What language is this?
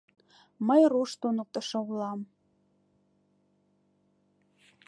Mari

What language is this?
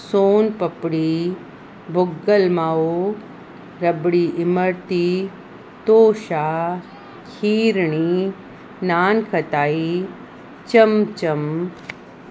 Sindhi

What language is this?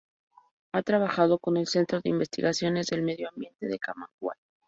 Spanish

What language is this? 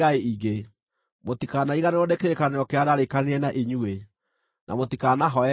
Kikuyu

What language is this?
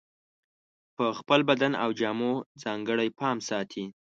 Pashto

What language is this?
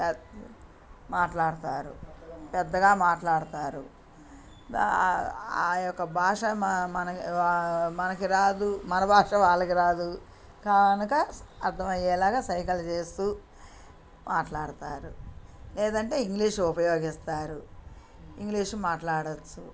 Telugu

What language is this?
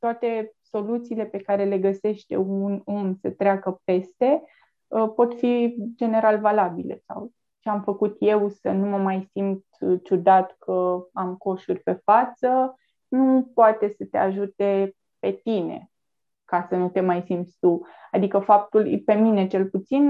Romanian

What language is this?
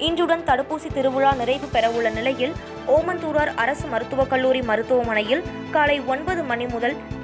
Tamil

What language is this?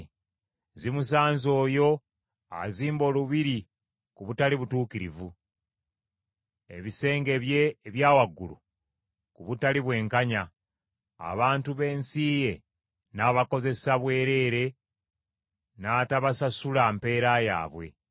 Ganda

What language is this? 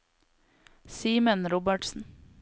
Norwegian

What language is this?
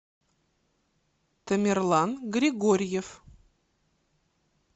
Russian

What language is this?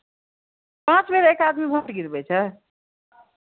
Maithili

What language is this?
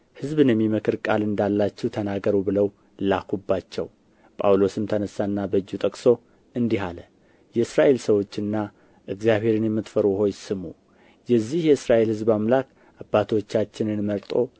Amharic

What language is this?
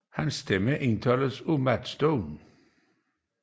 Danish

